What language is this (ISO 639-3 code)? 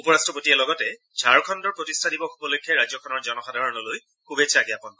asm